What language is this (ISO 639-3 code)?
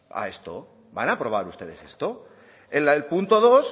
spa